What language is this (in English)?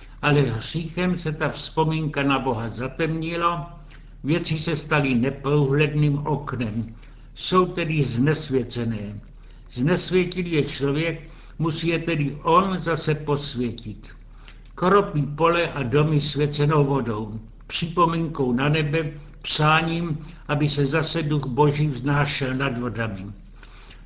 Czech